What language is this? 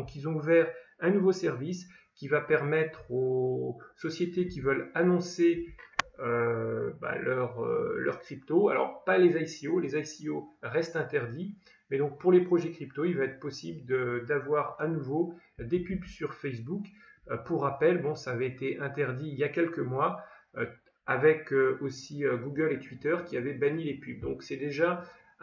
French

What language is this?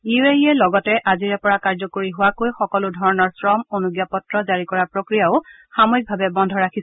Assamese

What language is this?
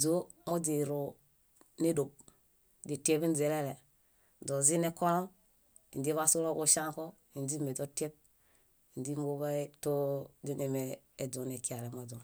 Bayot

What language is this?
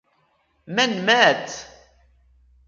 Arabic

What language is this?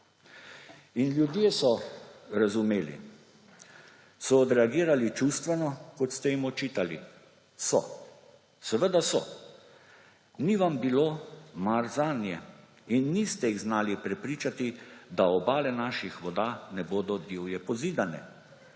Slovenian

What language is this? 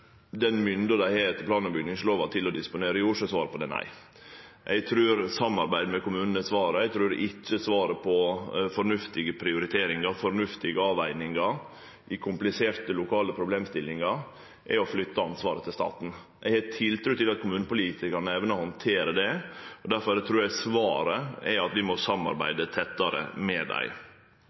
Norwegian Nynorsk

